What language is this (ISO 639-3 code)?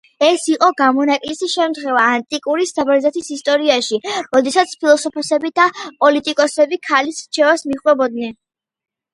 kat